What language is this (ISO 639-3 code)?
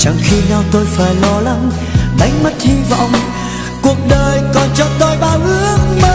vie